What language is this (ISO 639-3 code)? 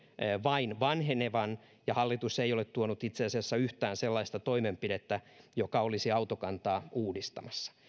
fin